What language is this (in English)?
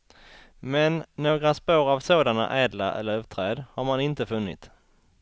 Swedish